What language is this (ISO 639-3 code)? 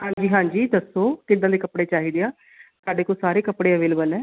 pan